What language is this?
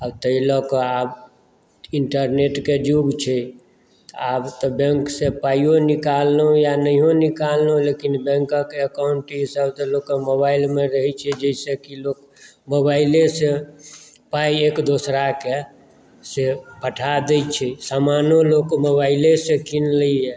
Maithili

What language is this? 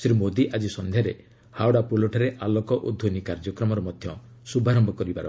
Odia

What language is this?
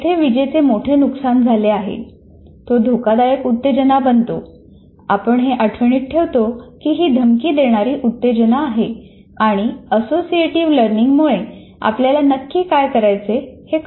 Marathi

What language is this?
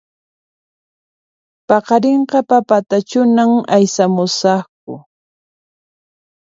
Puno Quechua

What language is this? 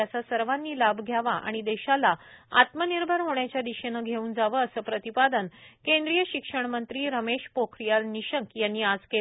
Marathi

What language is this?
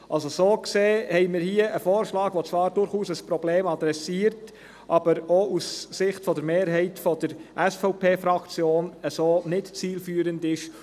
Swiss German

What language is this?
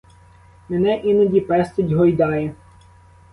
Ukrainian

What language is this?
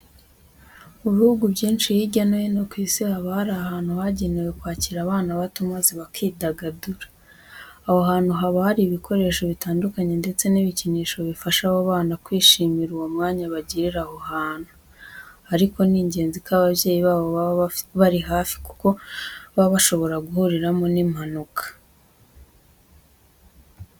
Kinyarwanda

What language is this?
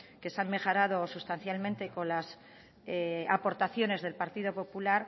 Spanish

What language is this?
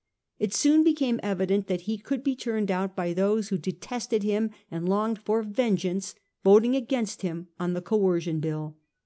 English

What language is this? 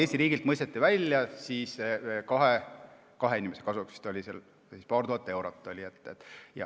Estonian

